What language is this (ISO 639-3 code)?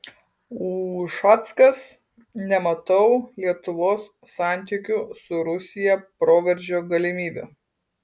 lit